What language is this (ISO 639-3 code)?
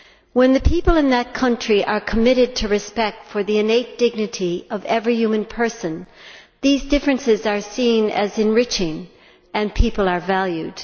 eng